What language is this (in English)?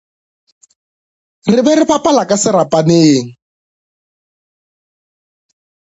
Northern Sotho